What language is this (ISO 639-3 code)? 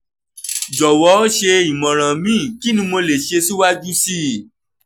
yor